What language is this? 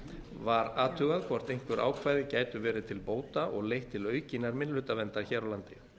Icelandic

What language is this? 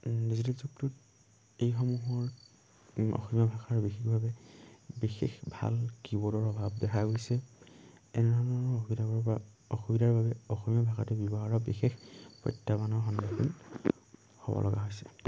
Assamese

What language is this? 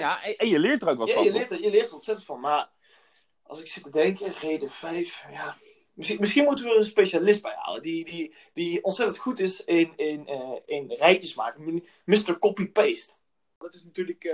Dutch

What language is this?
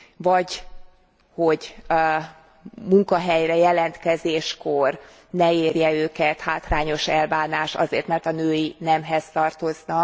Hungarian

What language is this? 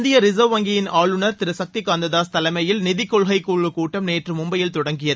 Tamil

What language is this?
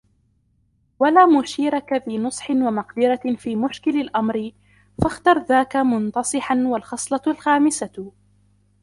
Arabic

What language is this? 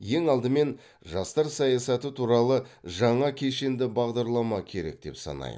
Kazakh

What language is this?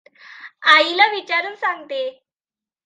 Marathi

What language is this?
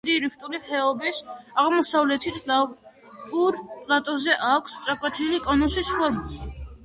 Georgian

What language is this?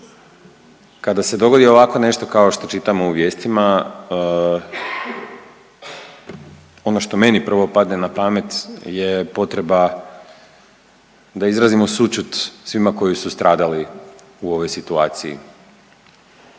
Croatian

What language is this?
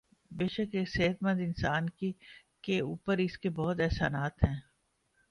Urdu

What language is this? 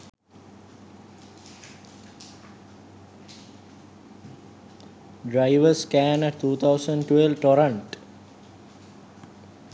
Sinhala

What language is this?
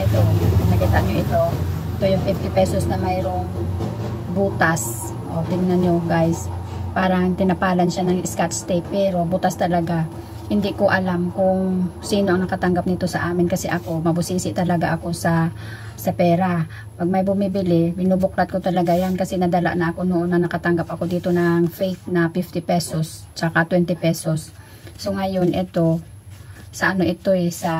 Filipino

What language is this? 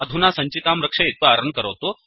Sanskrit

